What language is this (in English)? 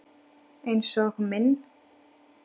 Icelandic